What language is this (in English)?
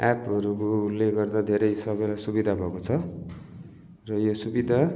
Nepali